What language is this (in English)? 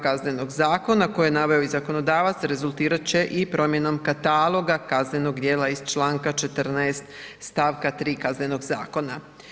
Croatian